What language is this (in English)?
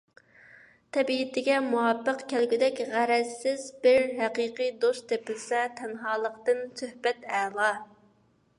Uyghur